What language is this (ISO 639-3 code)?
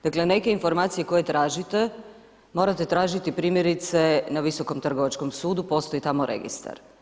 hrv